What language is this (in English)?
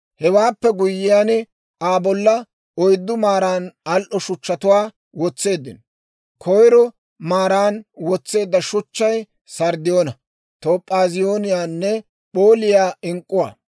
Dawro